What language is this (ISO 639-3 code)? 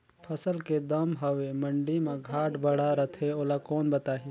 hne